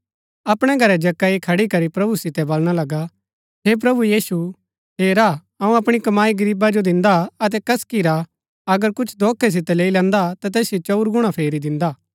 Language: Gaddi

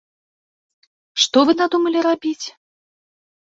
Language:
Belarusian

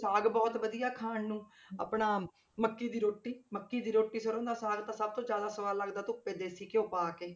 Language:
Punjabi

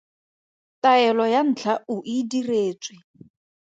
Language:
Tswana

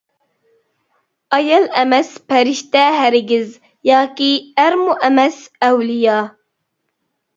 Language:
Uyghur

